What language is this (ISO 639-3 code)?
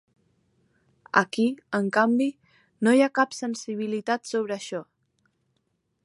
cat